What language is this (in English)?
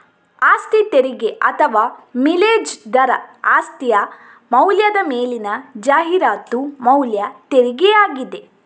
Kannada